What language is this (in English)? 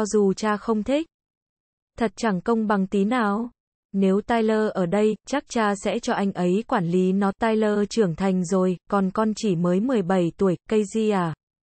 Vietnamese